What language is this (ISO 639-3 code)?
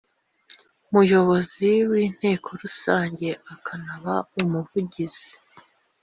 kin